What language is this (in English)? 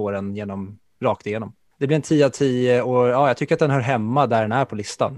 Swedish